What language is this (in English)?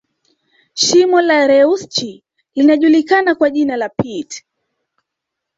Swahili